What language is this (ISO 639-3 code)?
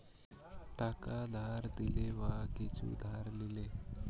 ben